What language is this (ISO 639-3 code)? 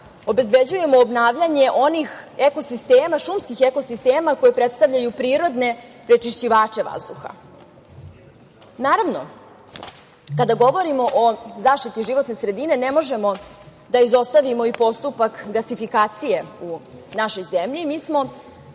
srp